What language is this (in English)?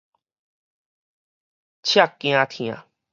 Min Nan Chinese